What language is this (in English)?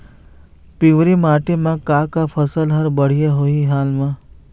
Chhattisgarhi